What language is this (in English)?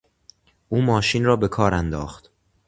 Persian